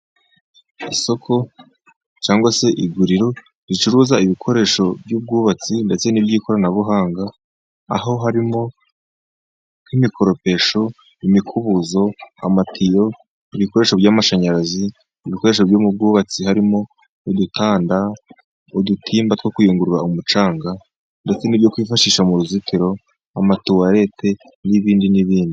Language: Kinyarwanda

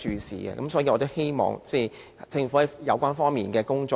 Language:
Cantonese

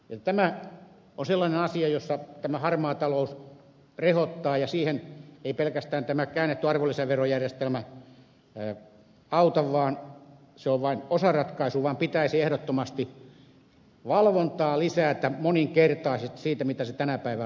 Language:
Finnish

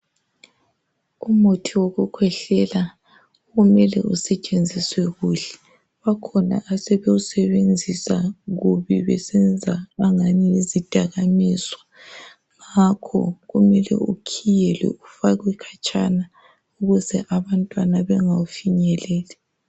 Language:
North Ndebele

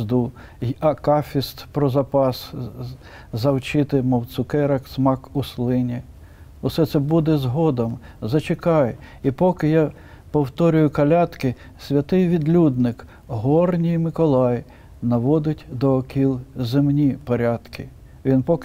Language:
Ukrainian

